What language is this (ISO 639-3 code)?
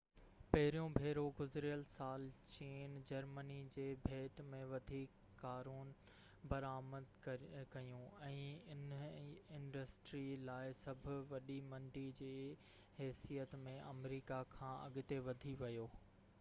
snd